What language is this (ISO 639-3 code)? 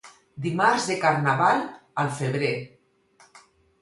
cat